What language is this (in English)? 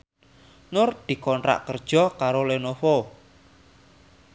Javanese